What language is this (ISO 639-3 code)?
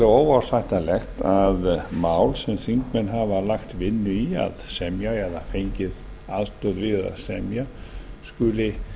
isl